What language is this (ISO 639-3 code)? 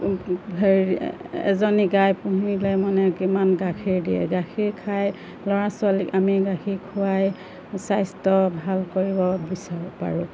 asm